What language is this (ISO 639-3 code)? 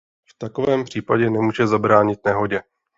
ces